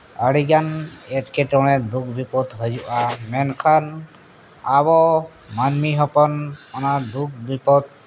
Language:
Santali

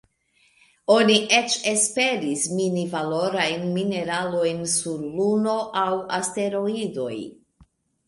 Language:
Esperanto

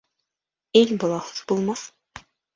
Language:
Bashkir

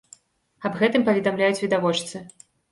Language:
Belarusian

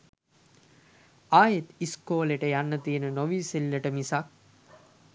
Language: Sinhala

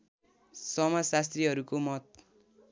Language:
Nepali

